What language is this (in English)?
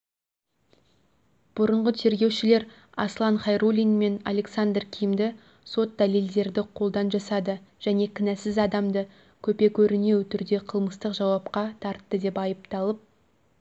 Kazakh